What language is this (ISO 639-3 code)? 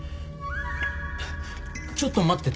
jpn